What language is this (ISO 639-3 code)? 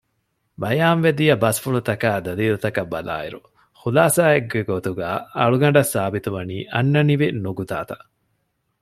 div